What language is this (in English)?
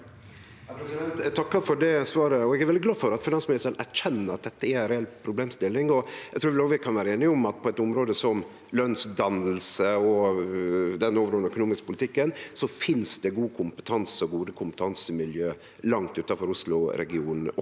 Norwegian